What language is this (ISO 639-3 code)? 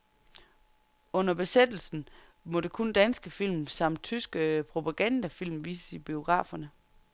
dan